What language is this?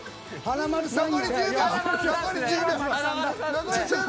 Japanese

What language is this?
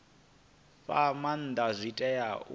Venda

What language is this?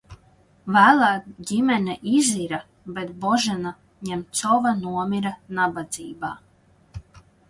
Latvian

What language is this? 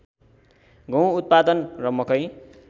Nepali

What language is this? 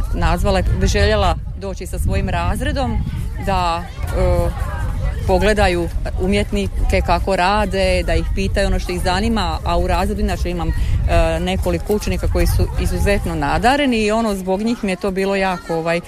Croatian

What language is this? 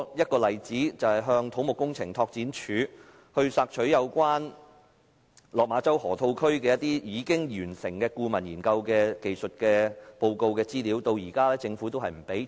Cantonese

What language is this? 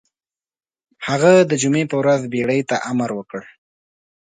Pashto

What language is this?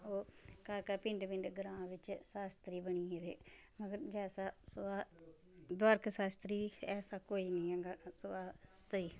Dogri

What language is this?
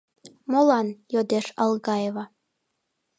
Mari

